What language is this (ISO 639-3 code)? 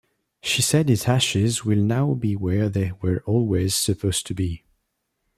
eng